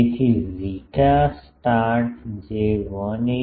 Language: Gujarati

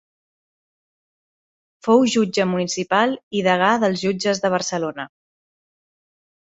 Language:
Catalan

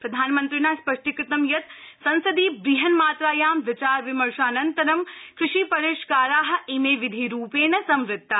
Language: Sanskrit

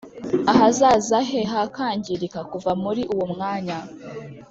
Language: Kinyarwanda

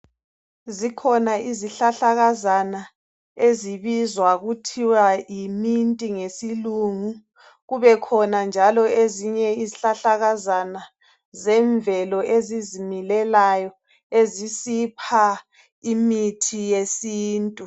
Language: North Ndebele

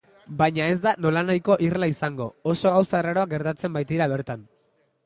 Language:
Basque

